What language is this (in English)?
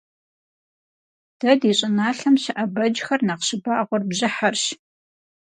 Kabardian